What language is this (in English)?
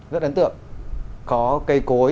Vietnamese